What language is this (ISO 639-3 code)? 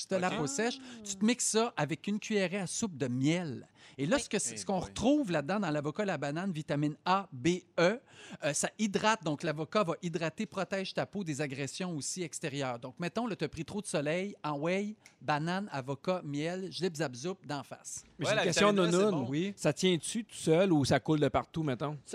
fra